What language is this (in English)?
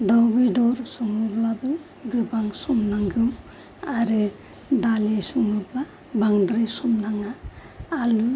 Bodo